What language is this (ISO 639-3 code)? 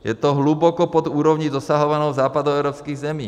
ces